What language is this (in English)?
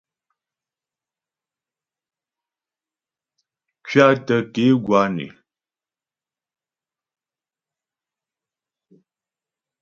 Ghomala